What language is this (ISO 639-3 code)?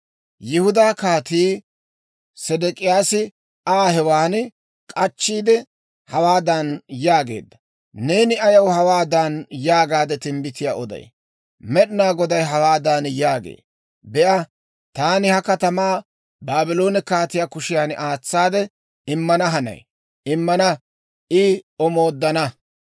dwr